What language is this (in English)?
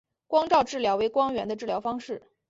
Chinese